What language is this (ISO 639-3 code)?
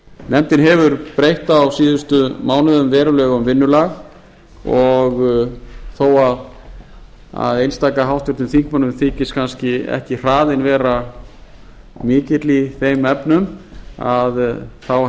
isl